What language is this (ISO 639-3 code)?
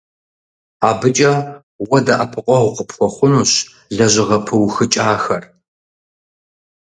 kbd